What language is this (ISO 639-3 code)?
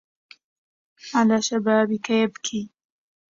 ara